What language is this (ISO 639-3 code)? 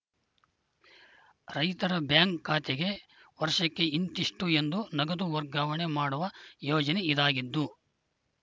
kan